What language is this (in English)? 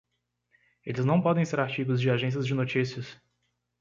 Portuguese